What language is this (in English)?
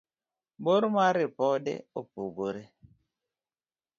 Luo (Kenya and Tanzania)